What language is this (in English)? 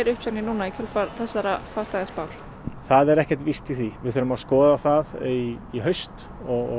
Icelandic